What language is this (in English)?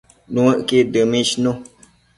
Matsés